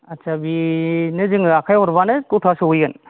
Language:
Bodo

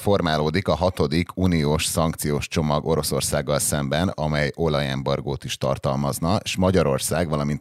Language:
Hungarian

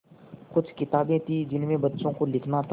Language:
Hindi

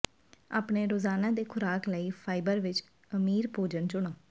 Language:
Punjabi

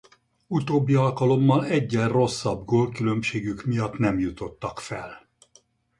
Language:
Hungarian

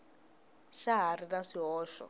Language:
Tsonga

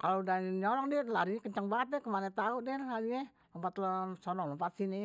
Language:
Betawi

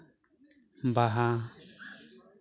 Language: Santali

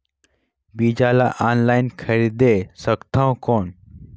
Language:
Chhattisgarhi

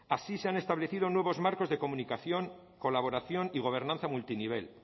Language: Spanish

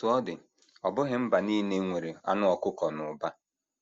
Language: Igbo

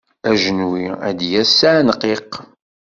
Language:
Kabyle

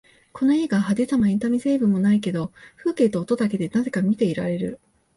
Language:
Japanese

